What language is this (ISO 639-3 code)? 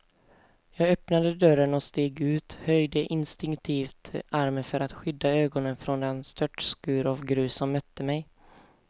swe